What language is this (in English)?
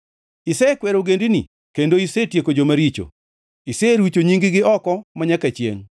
Luo (Kenya and Tanzania)